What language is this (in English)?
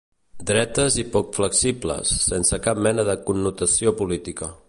Catalan